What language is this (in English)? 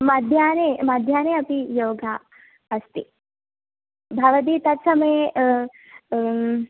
Sanskrit